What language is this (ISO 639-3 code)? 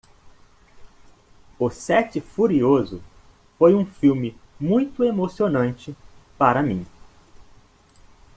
por